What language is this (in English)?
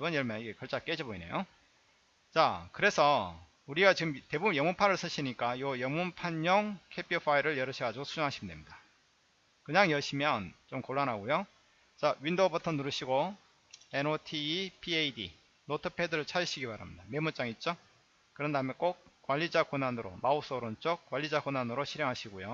Korean